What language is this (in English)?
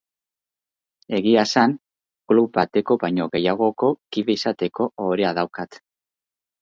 Basque